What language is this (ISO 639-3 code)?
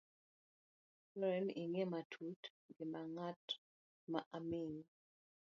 luo